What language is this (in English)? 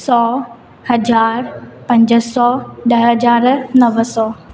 Sindhi